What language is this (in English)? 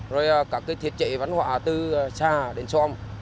Vietnamese